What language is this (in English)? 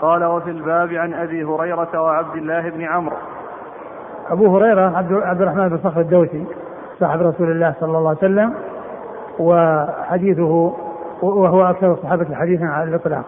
Arabic